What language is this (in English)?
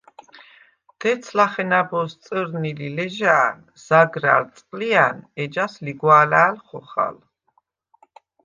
Svan